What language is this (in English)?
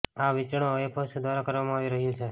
Gujarati